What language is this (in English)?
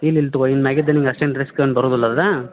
Kannada